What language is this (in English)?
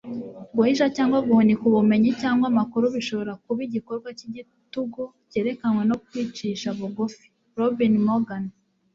Kinyarwanda